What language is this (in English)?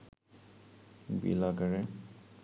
Bangla